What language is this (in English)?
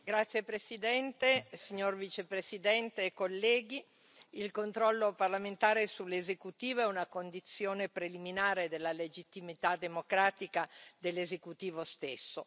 Italian